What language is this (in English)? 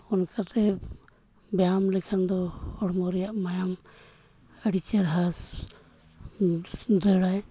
Santali